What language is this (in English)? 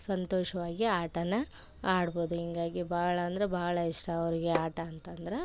Kannada